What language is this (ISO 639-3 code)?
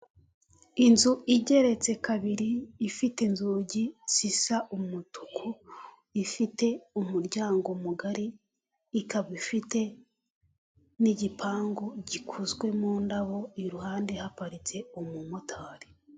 kin